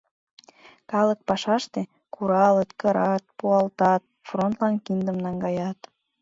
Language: Mari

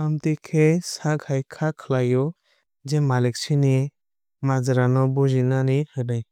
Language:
Kok Borok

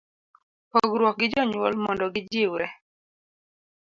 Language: Luo (Kenya and Tanzania)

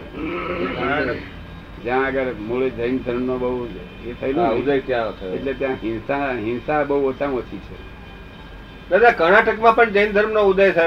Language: Gujarati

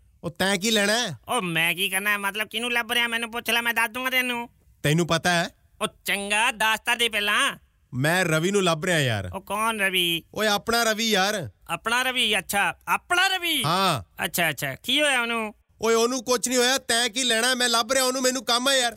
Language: Punjabi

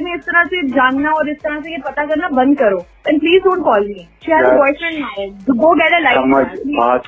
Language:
Hindi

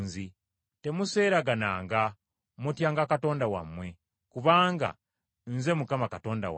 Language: Ganda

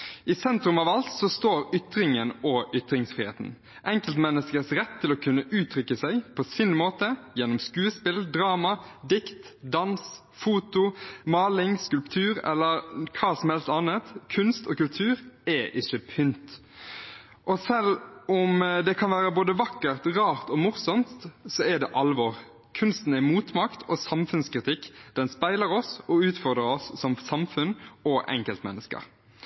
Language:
Norwegian Bokmål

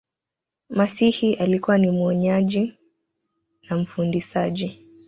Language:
Swahili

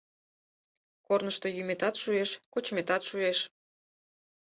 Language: Mari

